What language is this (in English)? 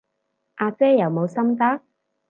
Cantonese